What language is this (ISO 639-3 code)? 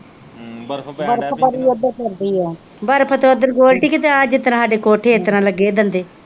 pan